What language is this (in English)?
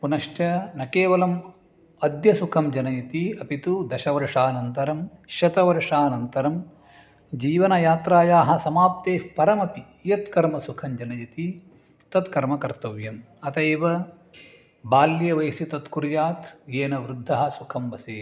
Sanskrit